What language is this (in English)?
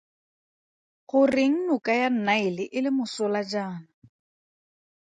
Tswana